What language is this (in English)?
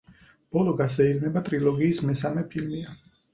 Georgian